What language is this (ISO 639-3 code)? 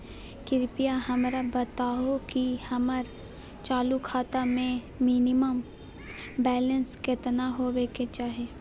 mag